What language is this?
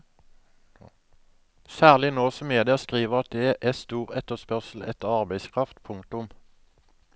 Norwegian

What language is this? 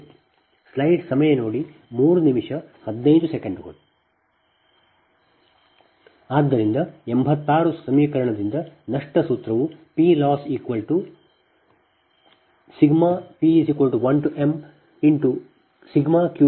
Kannada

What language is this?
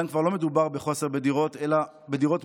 Hebrew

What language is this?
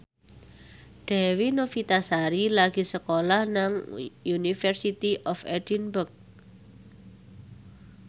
Javanese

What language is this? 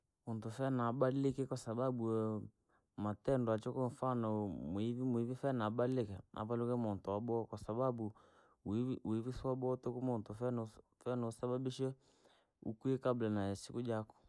Langi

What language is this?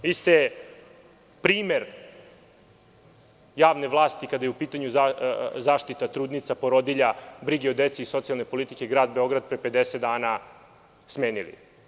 Serbian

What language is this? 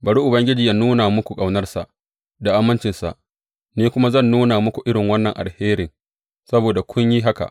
Hausa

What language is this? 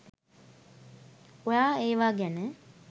Sinhala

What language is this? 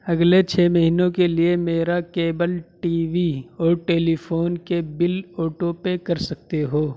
Urdu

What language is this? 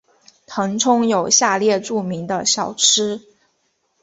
Chinese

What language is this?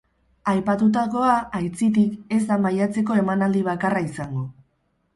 Basque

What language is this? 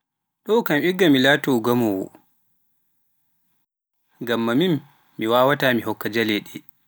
Pular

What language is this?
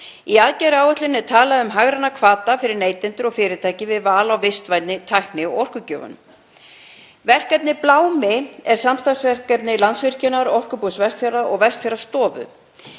Icelandic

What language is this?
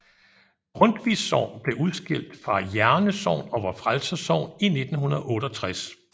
Danish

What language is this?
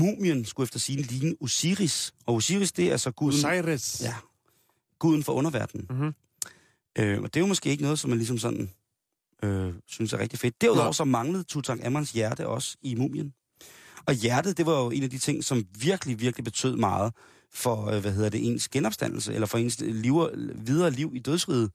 Danish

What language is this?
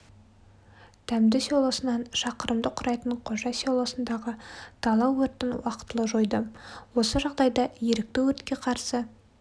Kazakh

